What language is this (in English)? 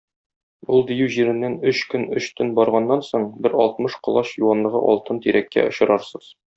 Tatar